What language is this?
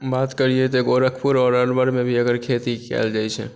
Maithili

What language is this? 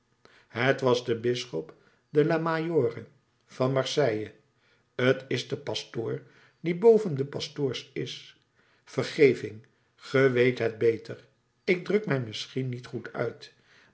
Dutch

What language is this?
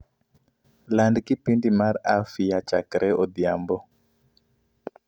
Luo (Kenya and Tanzania)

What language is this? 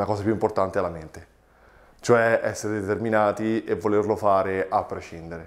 Italian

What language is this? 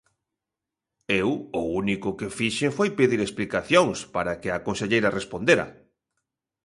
Galician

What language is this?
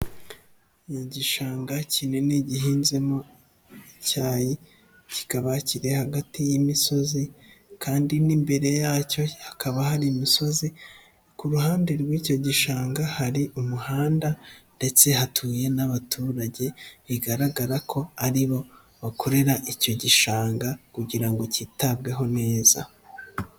Kinyarwanda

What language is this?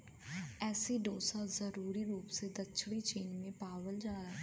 Bhojpuri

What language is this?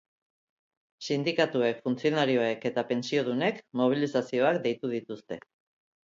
Basque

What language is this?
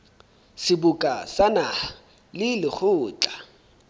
Southern Sotho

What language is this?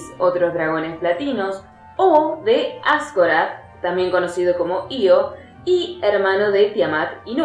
Spanish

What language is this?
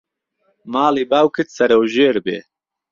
Central Kurdish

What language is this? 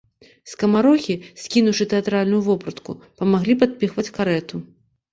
Belarusian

